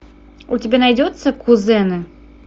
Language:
Russian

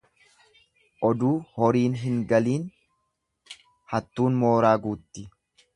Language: Oromo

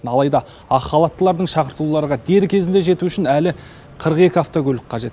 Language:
Kazakh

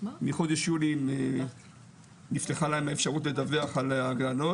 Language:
Hebrew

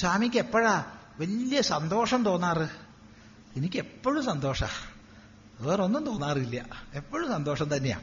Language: Malayalam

